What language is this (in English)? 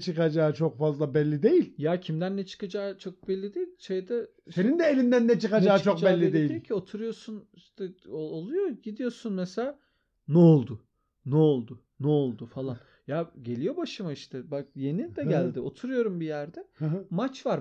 Turkish